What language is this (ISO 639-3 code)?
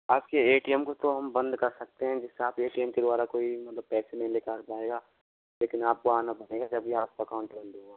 hin